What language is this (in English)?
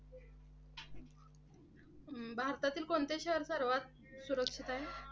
Marathi